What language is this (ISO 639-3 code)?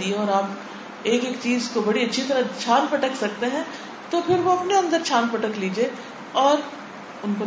urd